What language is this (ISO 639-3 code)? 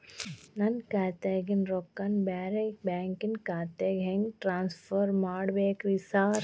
kan